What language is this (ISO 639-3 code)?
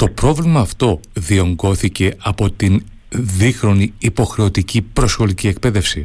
ell